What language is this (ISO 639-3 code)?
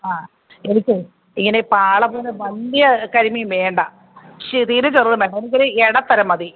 mal